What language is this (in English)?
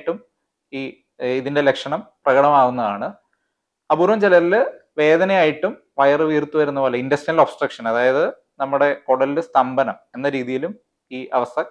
Malayalam